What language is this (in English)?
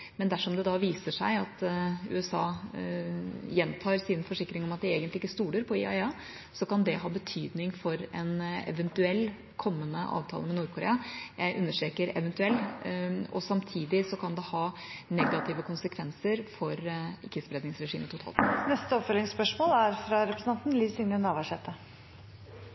Norwegian